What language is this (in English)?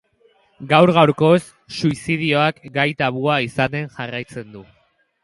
Basque